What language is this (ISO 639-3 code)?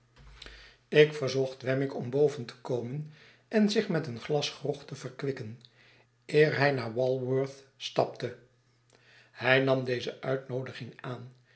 nld